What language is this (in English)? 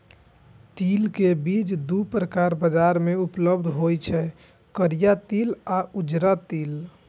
Maithili